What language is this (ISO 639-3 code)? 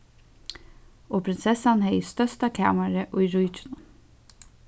fao